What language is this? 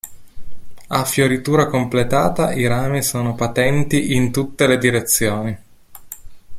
Italian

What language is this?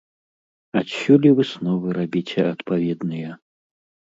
Belarusian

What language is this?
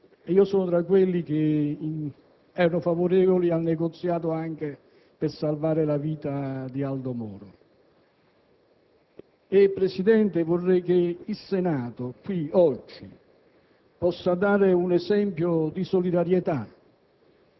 Italian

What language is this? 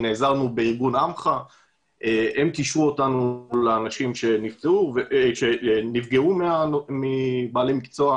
Hebrew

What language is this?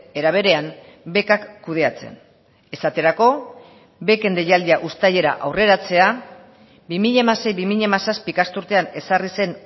Basque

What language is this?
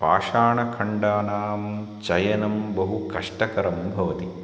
Sanskrit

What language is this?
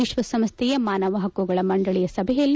Kannada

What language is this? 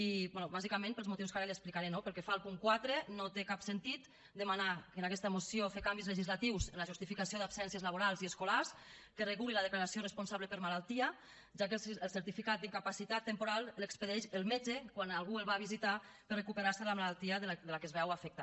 Catalan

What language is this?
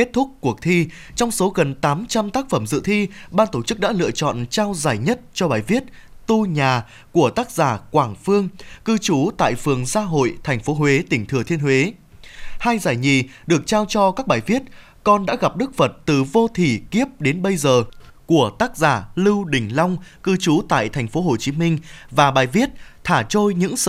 Vietnamese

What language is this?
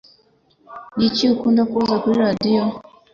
Kinyarwanda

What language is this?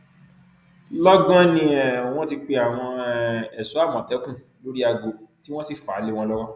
Yoruba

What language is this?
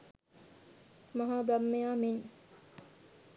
Sinhala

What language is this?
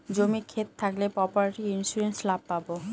Bangla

